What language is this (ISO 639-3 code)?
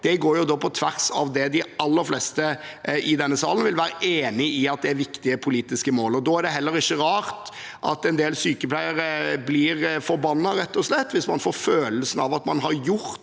nor